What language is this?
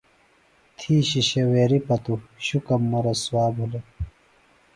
Phalura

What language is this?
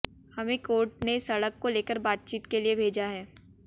Hindi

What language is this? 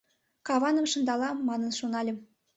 Mari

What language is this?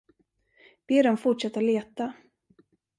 Swedish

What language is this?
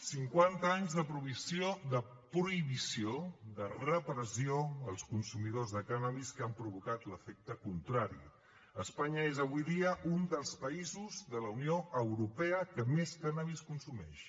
Catalan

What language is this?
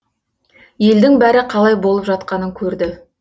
Kazakh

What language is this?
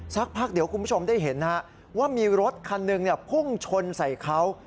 Thai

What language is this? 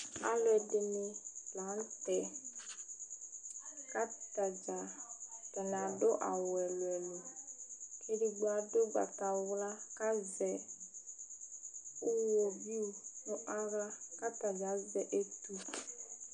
Ikposo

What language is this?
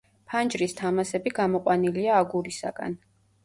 Georgian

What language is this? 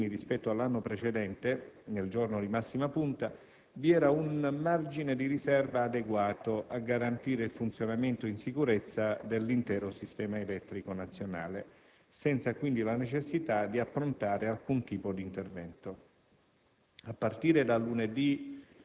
Italian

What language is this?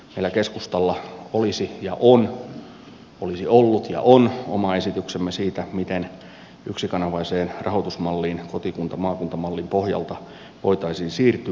Finnish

